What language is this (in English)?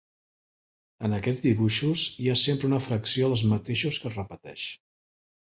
Catalan